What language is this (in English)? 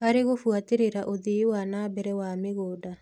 Kikuyu